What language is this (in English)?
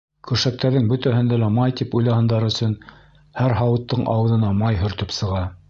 Bashkir